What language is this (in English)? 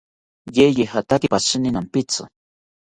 South Ucayali Ashéninka